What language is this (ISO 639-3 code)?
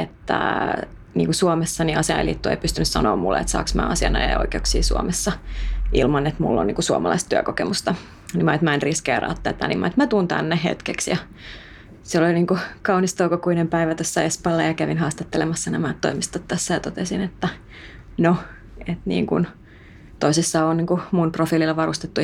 fin